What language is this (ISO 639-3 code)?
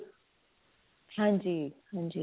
pan